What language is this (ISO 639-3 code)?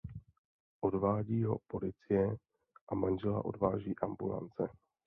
ces